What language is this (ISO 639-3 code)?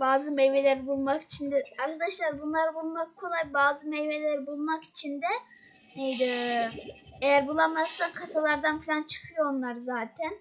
tur